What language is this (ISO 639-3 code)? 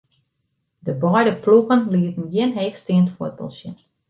fry